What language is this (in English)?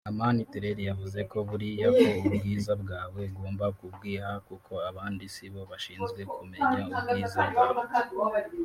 Kinyarwanda